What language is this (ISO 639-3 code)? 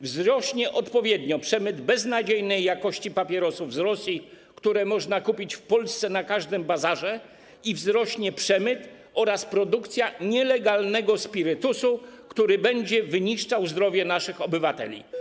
pol